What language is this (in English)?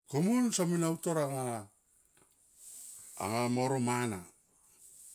Tomoip